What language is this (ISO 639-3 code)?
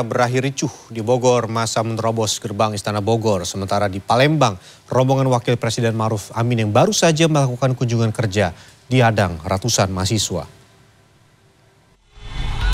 ind